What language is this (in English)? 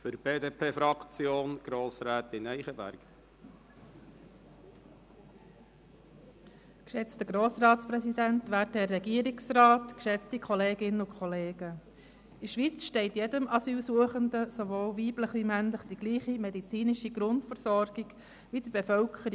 Swiss German